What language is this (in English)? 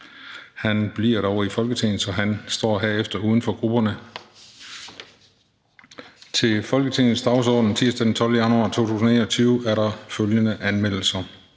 Danish